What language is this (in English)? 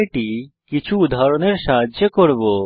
Bangla